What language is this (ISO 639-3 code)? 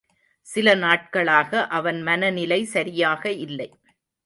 tam